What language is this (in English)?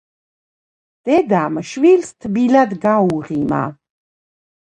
Georgian